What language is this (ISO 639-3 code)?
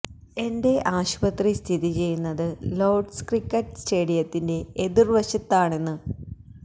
mal